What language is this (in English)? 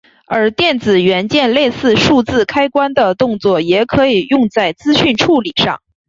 Chinese